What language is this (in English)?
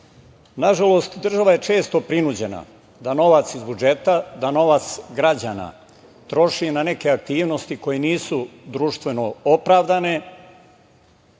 Serbian